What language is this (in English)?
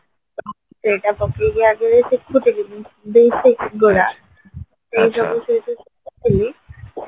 Odia